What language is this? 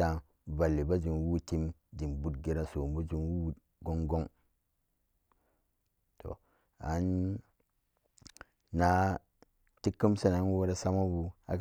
Samba Daka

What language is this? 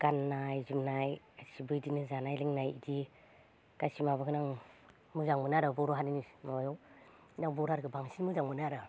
Bodo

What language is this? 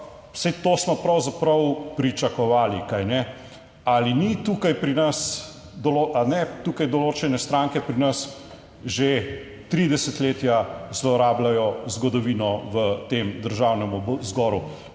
Slovenian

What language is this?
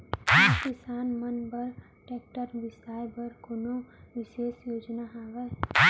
Chhattisgarhi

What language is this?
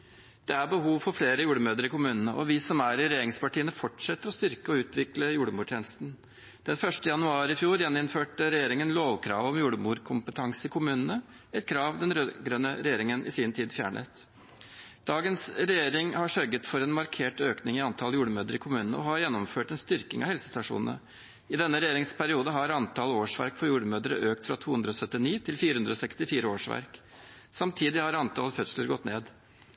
Norwegian Bokmål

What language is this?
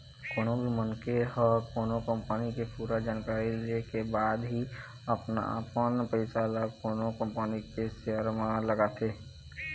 Chhattisgarhi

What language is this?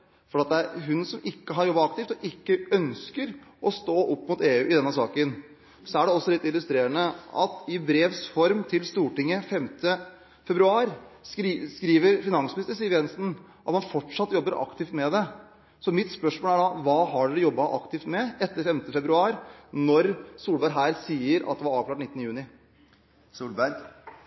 Norwegian Bokmål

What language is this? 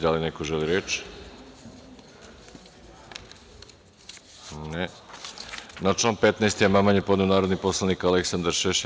Serbian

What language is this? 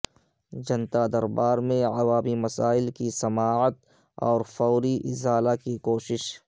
Urdu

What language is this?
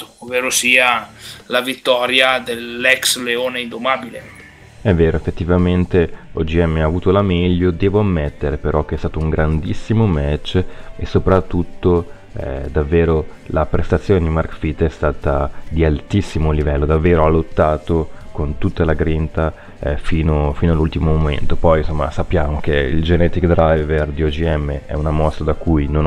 Italian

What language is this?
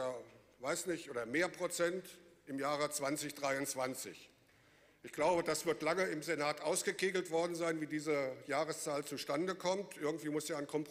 German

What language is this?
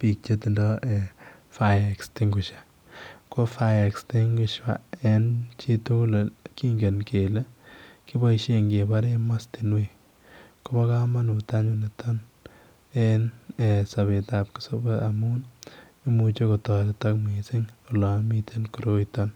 Kalenjin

